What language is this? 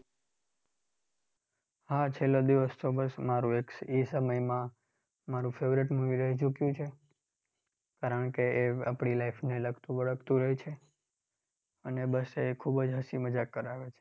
Gujarati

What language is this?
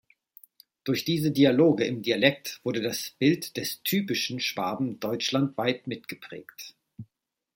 German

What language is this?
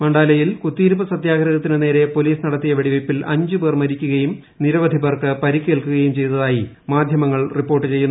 Malayalam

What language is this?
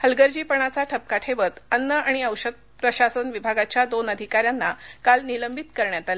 Marathi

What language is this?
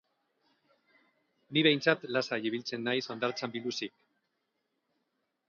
Basque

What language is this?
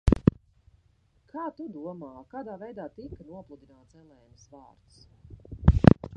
Latvian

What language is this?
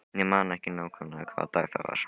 Icelandic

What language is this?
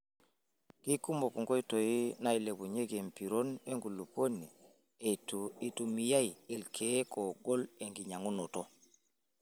Masai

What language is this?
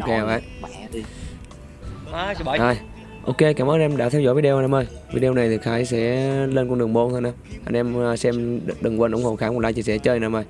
Vietnamese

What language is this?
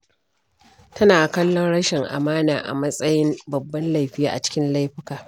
Hausa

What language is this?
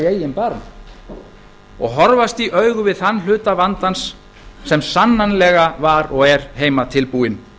Icelandic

